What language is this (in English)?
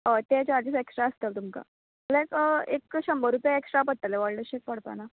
Konkani